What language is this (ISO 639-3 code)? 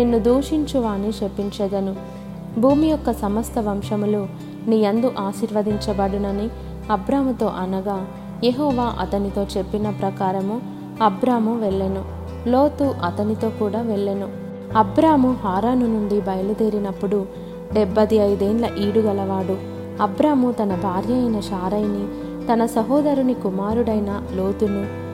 tel